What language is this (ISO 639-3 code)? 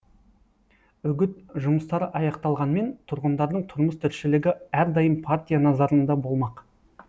kaz